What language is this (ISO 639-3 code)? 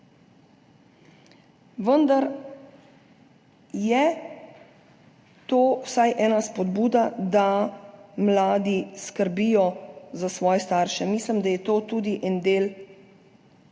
slv